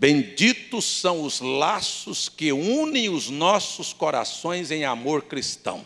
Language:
Portuguese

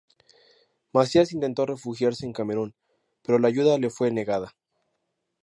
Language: Spanish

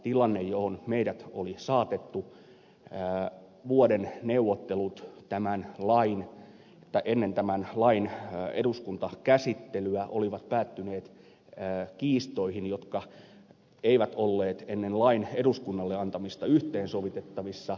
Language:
Finnish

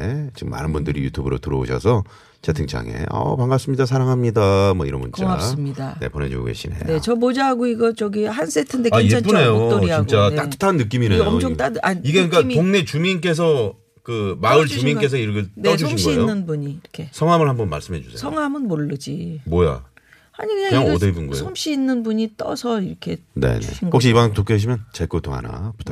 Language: Korean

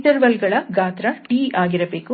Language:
Kannada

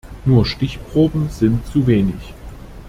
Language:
German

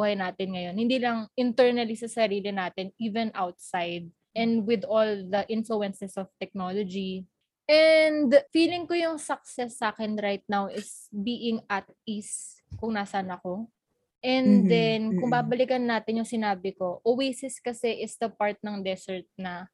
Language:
Filipino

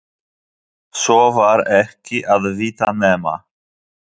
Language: Icelandic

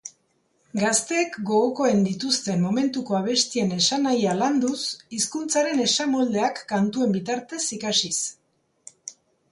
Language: Basque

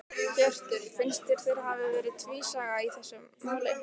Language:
Icelandic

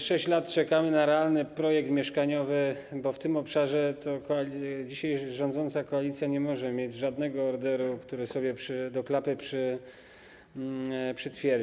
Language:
Polish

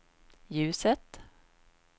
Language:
Swedish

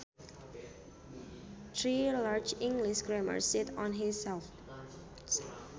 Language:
Sundanese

